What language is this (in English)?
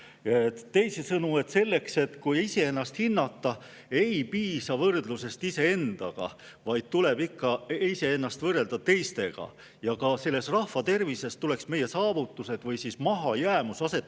Estonian